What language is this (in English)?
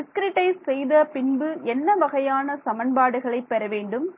Tamil